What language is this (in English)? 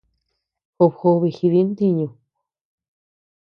Tepeuxila Cuicatec